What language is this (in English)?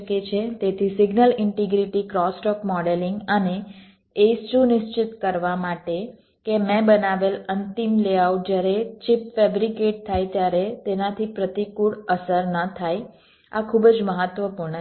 Gujarati